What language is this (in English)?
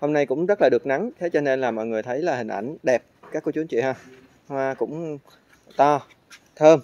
Vietnamese